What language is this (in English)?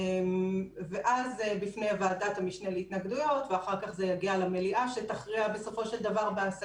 Hebrew